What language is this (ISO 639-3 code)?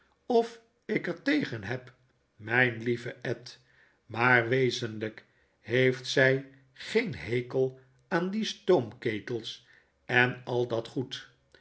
nld